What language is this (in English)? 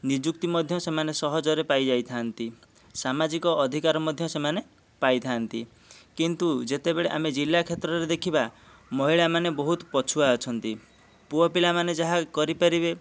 Odia